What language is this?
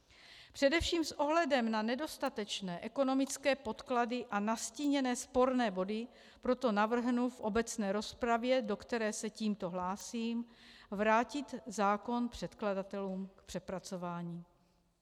Czech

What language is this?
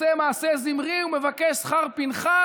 Hebrew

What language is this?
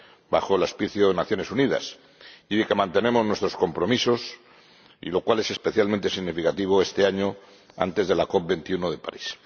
Spanish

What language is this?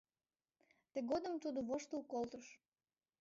Mari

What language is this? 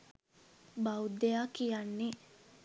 Sinhala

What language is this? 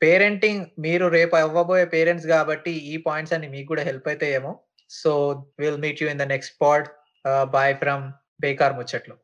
Telugu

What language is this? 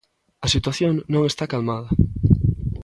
Galician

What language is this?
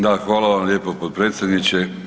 Croatian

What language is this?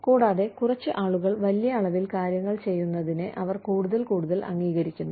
Malayalam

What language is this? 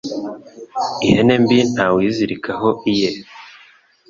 Kinyarwanda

